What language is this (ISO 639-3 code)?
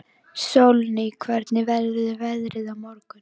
isl